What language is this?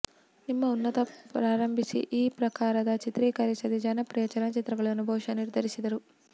Kannada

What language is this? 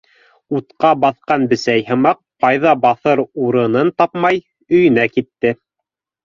Bashkir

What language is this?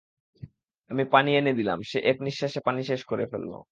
Bangla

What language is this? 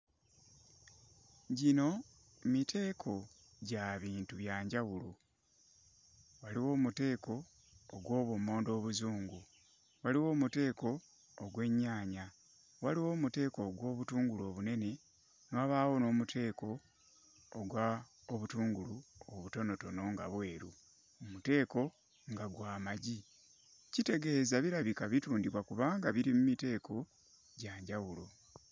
Ganda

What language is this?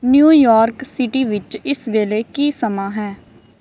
Punjabi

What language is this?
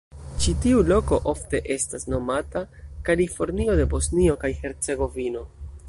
Esperanto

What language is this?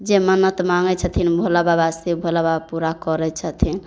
Maithili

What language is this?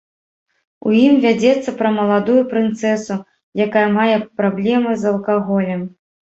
Belarusian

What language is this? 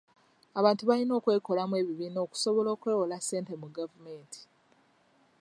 Ganda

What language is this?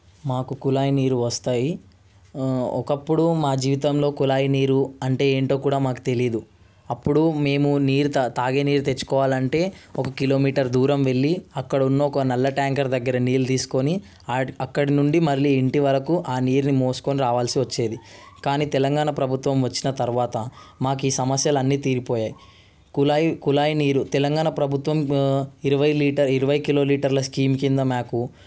Telugu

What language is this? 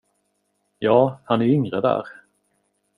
Swedish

